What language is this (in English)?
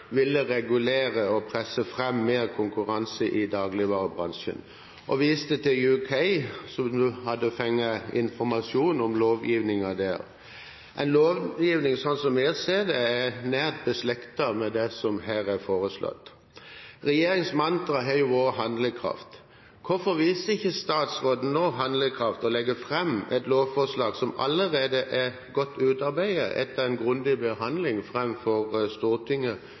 Norwegian Bokmål